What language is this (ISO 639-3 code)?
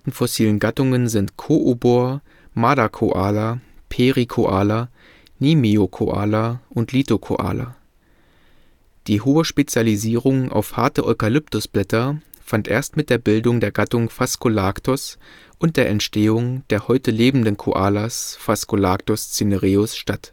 deu